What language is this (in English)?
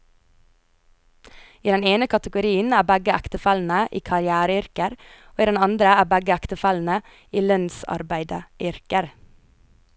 Norwegian